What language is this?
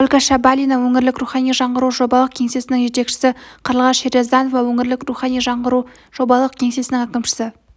Kazakh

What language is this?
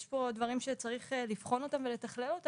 Hebrew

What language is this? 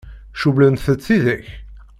Kabyle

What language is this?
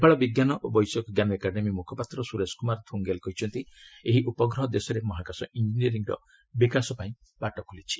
Odia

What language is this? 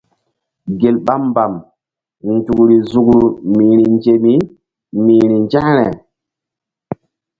Mbum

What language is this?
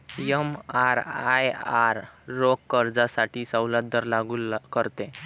Marathi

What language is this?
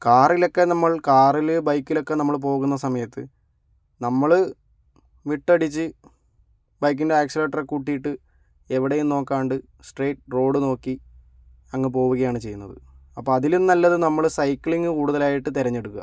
Malayalam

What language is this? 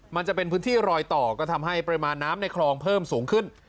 Thai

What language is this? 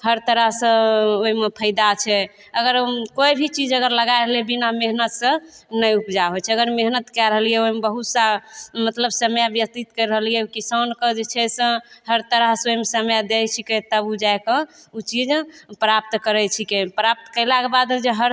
Maithili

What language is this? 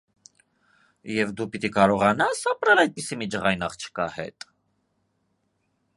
Armenian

